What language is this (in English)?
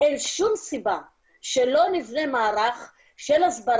Hebrew